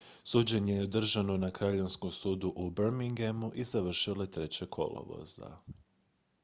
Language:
Croatian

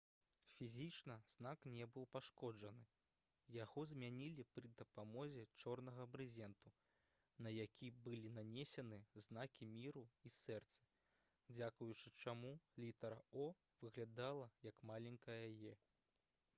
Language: Belarusian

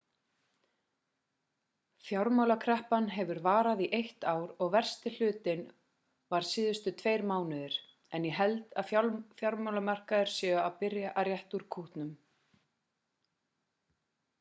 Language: Icelandic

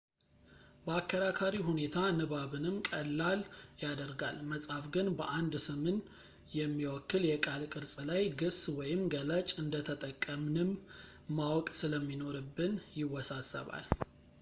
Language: Amharic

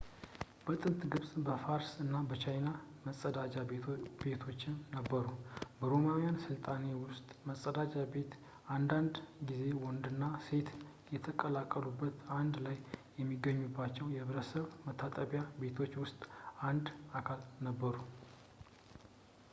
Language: Amharic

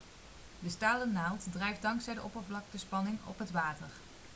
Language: Dutch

